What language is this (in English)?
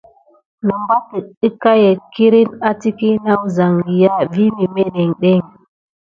Gidar